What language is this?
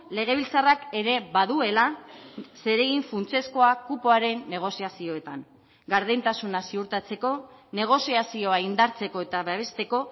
Basque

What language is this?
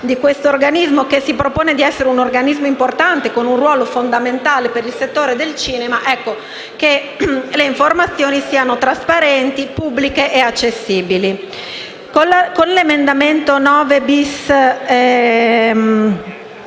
Italian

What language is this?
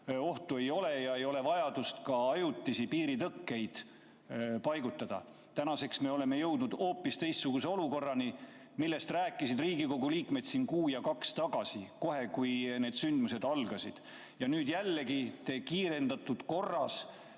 Estonian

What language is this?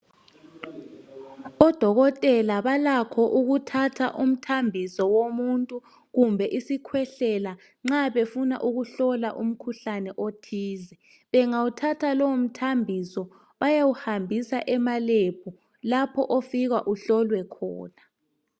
North Ndebele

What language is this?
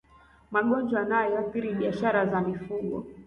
Swahili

